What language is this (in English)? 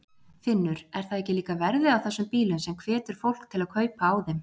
Icelandic